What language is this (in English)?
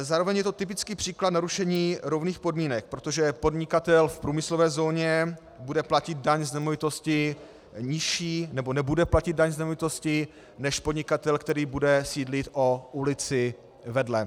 Czech